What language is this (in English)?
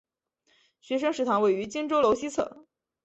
Chinese